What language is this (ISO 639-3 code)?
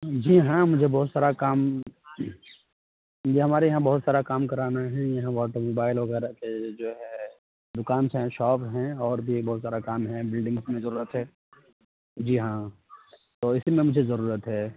urd